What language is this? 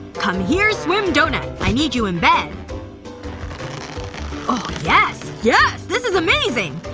English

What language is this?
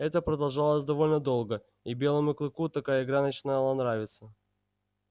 Russian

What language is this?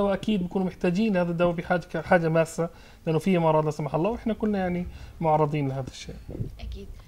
Arabic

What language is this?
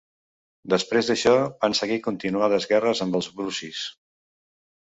Catalan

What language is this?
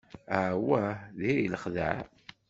Kabyle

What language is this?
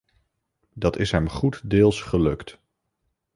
Dutch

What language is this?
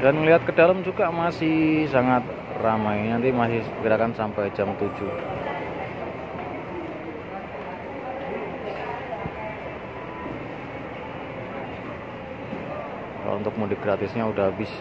Indonesian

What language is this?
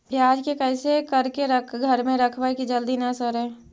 Magahi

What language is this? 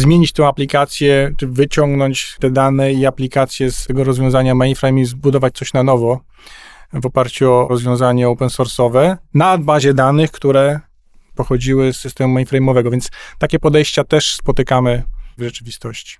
Polish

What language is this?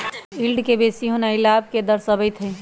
Magahi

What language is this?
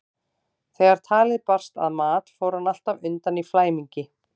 Icelandic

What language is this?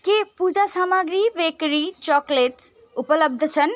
Nepali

